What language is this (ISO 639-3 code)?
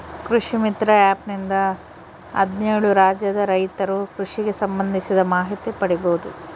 kan